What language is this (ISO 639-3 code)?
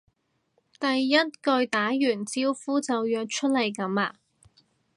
yue